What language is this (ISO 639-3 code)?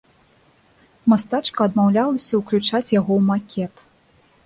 bel